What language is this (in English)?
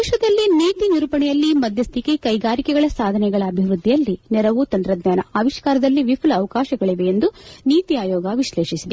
Kannada